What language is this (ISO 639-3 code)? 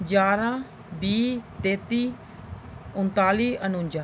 doi